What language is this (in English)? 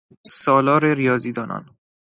Persian